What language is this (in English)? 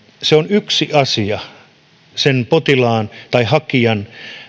Finnish